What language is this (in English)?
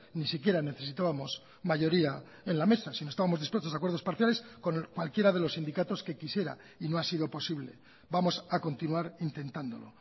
Spanish